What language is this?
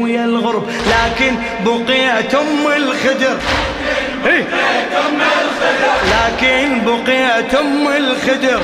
Arabic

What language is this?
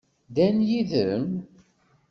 Kabyle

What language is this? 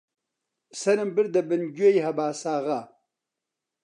Central Kurdish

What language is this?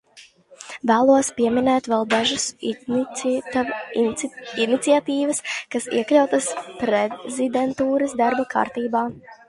Latvian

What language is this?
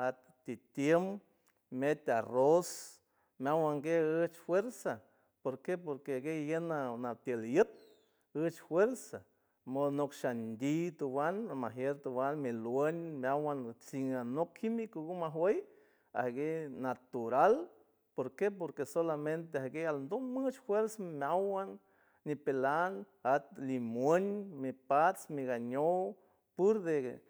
San Francisco Del Mar Huave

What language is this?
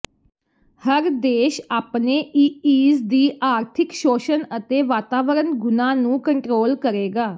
Punjabi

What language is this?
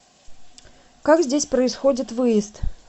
Russian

